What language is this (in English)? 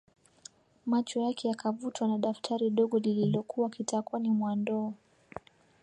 Swahili